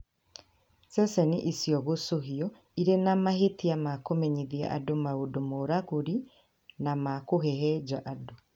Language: Kikuyu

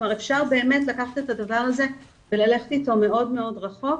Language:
Hebrew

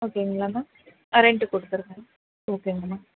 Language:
Tamil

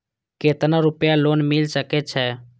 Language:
Maithili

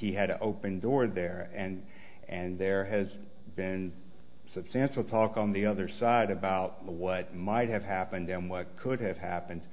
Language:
English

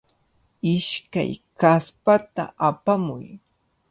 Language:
Cajatambo North Lima Quechua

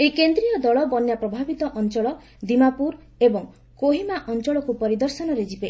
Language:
Odia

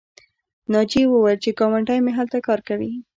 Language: Pashto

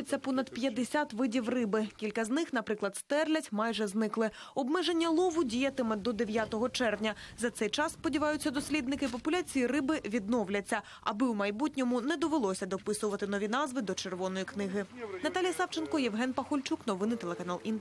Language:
Ukrainian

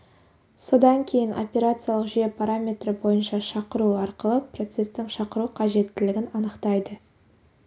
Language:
Kazakh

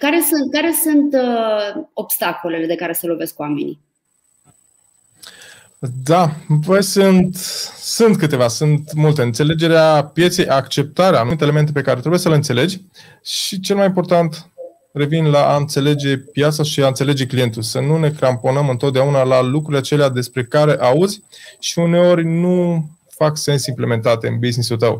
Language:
Romanian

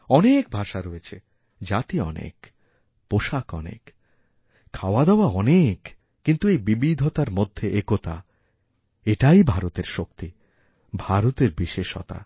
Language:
Bangla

